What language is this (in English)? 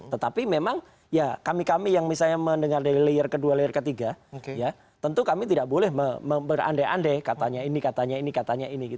Indonesian